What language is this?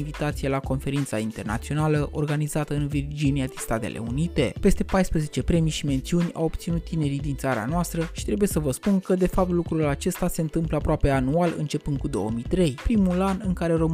Romanian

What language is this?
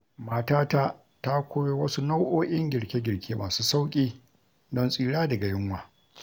Hausa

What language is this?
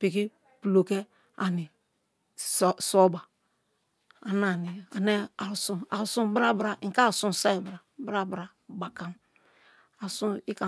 Kalabari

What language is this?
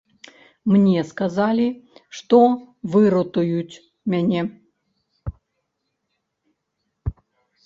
Belarusian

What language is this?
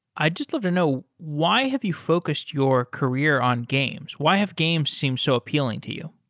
English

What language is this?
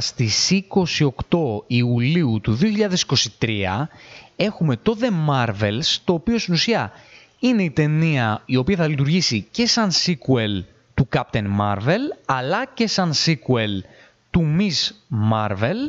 Greek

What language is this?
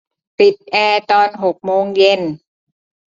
Thai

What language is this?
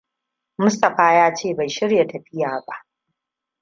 Hausa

